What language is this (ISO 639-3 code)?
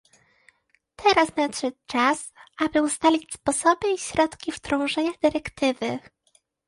pol